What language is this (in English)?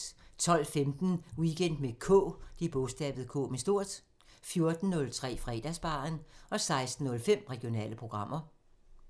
Danish